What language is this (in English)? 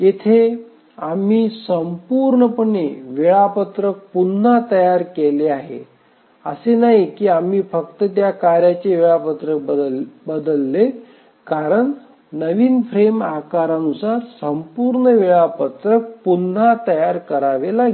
Marathi